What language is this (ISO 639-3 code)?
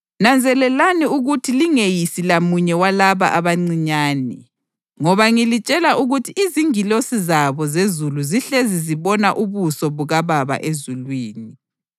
nde